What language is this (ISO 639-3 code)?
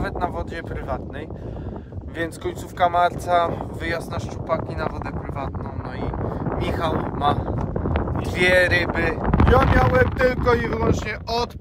pol